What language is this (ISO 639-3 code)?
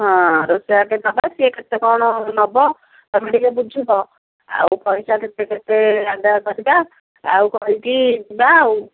ori